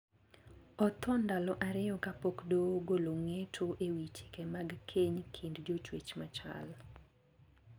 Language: Luo (Kenya and Tanzania)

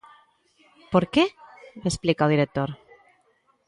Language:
Galician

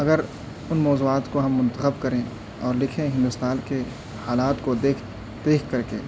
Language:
Urdu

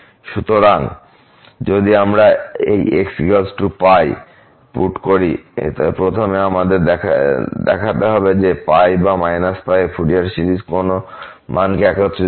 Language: Bangla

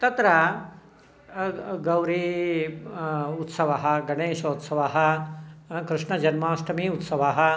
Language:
Sanskrit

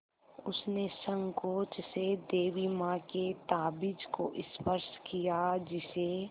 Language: Hindi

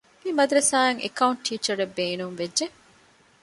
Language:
Divehi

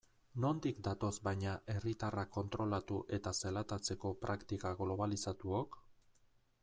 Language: Basque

